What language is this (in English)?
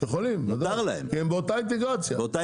Hebrew